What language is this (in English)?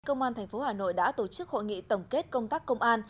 Vietnamese